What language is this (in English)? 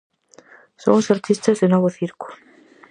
Galician